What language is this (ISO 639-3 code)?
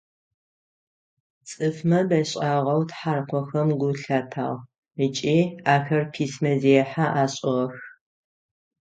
ady